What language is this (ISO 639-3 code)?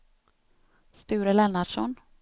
swe